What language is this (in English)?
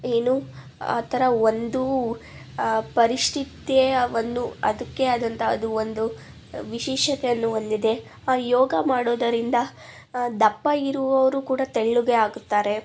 Kannada